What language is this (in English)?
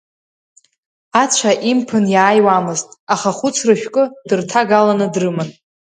Abkhazian